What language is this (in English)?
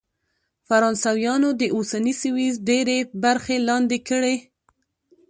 Pashto